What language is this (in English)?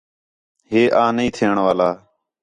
Khetrani